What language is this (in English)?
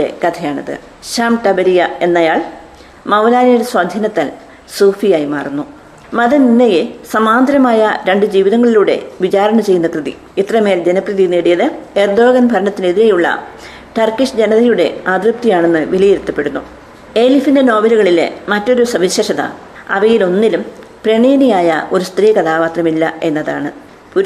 Malayalam